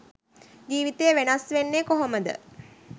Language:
Sinhala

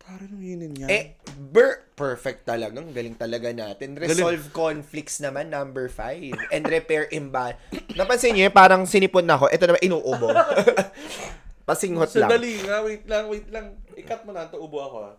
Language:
Filipino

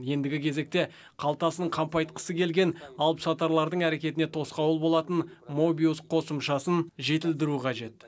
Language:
Kazakh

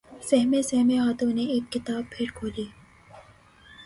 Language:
Urdu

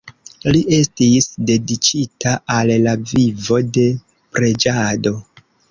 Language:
Esperanto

